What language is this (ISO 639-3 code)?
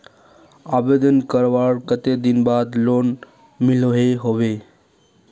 mag